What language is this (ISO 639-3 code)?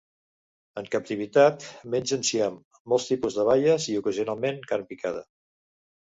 cat